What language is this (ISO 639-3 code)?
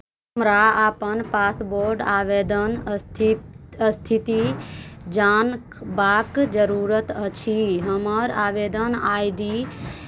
mai